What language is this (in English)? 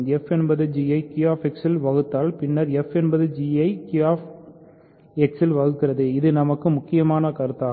Tamil